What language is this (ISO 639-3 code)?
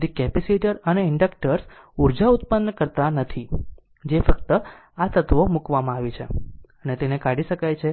guj